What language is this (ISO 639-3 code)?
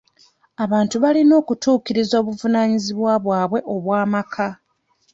lug